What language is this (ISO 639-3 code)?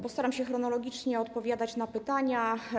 pol